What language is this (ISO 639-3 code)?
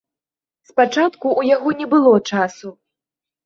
bel